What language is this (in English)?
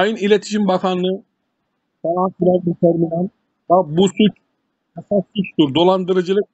Turkish